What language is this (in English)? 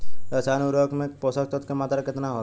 Bhojpuri